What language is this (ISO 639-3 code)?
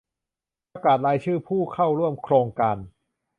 tha